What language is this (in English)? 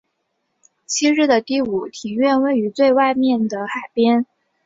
Chinese